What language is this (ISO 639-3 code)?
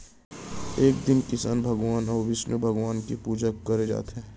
hne